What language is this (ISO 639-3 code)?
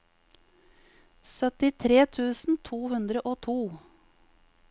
nor